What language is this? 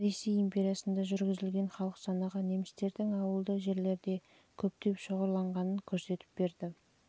Kazakh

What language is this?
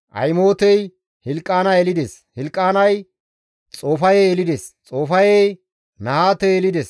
Gamo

